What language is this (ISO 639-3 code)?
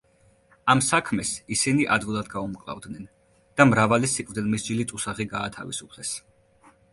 kat